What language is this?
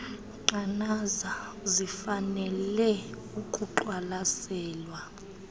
Xhosa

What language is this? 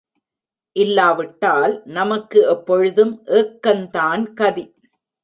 Tamil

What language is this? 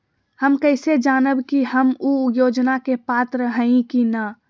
Magahi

